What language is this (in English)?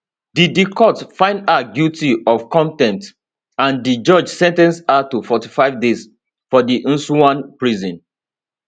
Nigerian Pidgin